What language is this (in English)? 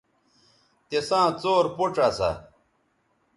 Bateri